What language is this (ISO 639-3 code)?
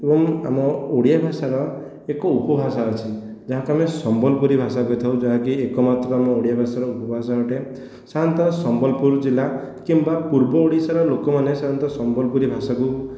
ori